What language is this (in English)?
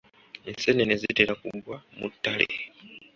Ganda